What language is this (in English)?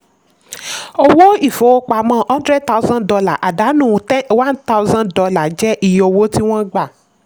Yoruba